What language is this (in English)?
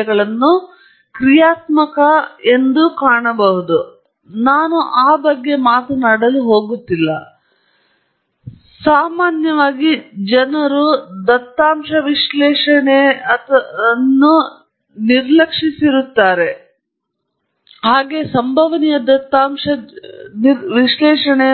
Kannada